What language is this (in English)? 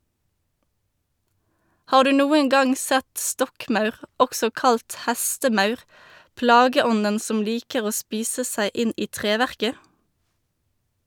Norwegian